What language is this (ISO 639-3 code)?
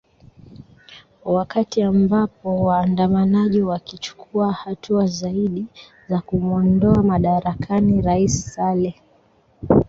swa